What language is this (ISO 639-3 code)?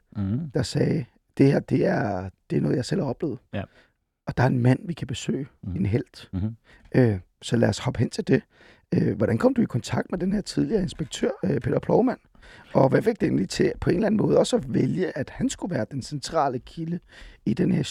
dan